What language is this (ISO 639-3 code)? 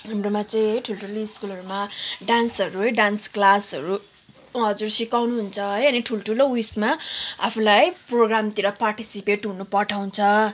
nep